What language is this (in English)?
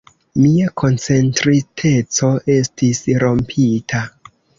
Esperanto